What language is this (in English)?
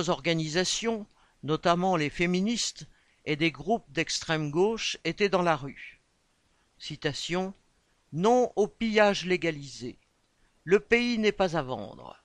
French